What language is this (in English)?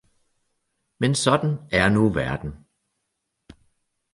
Danish